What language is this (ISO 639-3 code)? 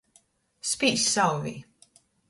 ltg